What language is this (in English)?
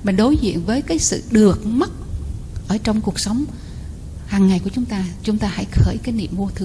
Vietnamese